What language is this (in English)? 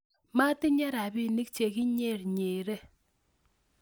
Kalenjin